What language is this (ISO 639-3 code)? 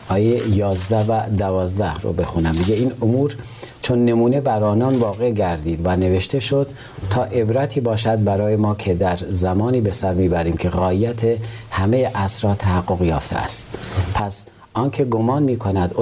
fas